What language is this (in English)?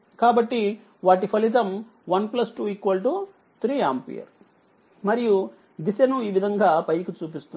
Telugu